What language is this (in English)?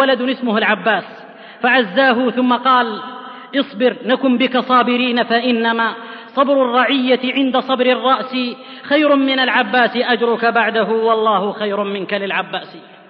Arabic